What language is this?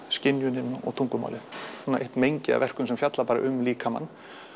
Icelandic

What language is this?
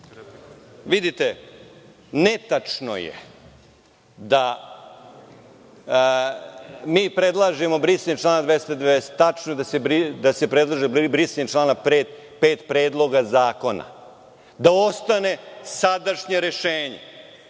Serbian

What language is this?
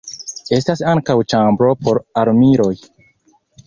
Esperanto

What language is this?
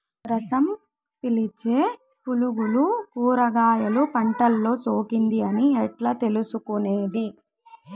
Telugu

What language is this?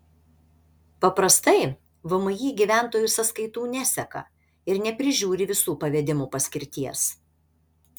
Lithuanian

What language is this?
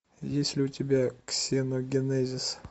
Russian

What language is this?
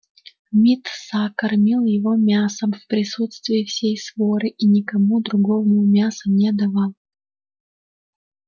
Russian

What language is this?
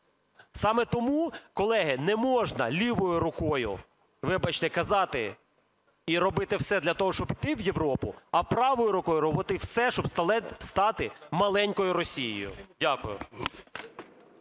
Ukrainian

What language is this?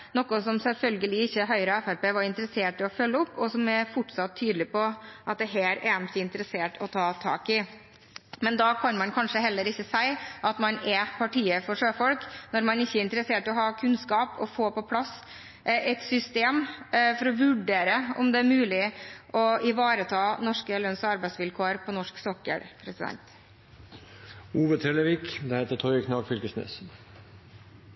Norwegian Bokmål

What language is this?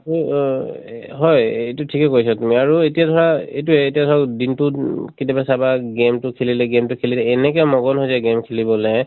Assamese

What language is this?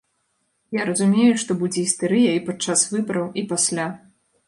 Belarusian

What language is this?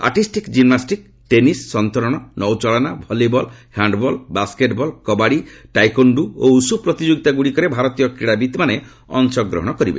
Odia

